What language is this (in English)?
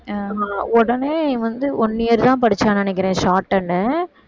Tamil